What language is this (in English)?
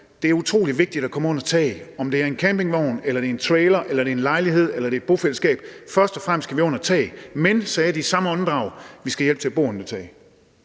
Danish